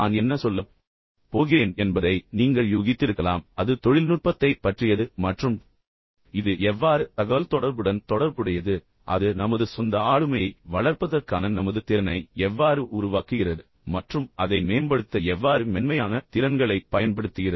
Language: Tamil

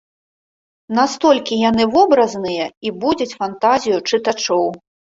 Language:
Belarusian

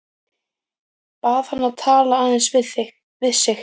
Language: Icelandic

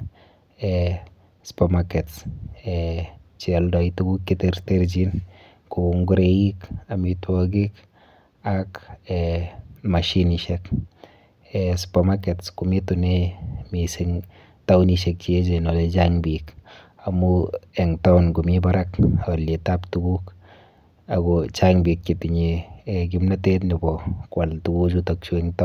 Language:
Kalenjin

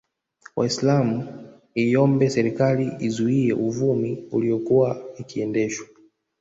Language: Swahili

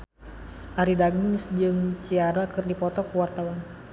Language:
Sundanese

